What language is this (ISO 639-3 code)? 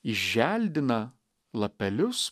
lit